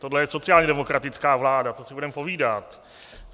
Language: Czech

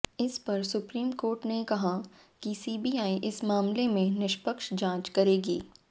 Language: Hindi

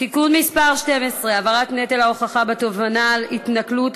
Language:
Hebrew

